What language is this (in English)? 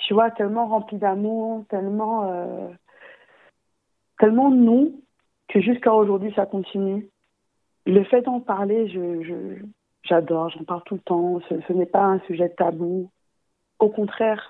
French